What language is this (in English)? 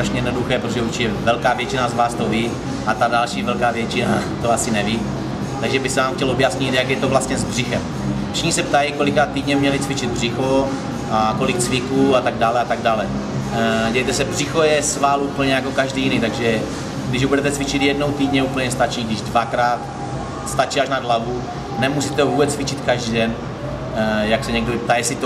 Czech